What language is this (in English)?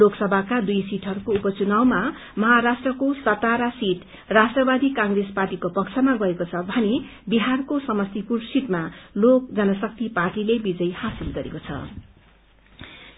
Nepali